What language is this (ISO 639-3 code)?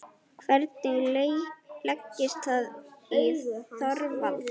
isl